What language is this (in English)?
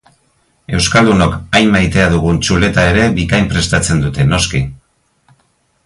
Basque